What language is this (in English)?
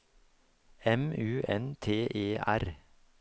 Norwegian